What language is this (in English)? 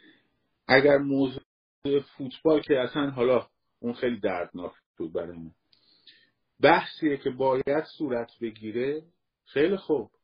Persian